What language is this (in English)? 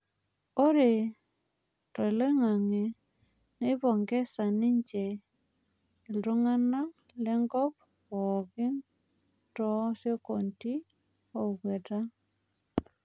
Masai